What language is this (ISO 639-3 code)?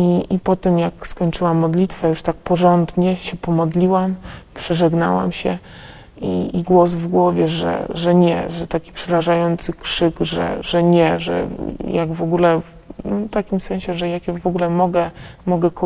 pol